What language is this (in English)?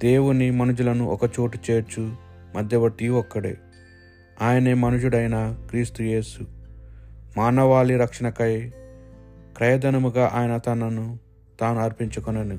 Telugu